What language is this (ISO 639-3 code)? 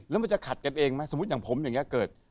tha